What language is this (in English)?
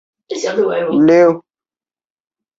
Chinese